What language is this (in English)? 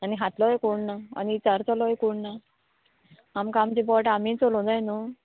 Konkani